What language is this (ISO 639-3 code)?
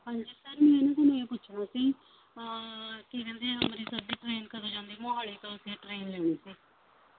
pan